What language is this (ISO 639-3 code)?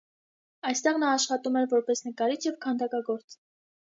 hye